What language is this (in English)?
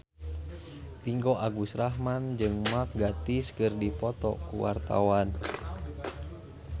Sundanese